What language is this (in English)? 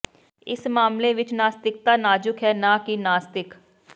Punjabi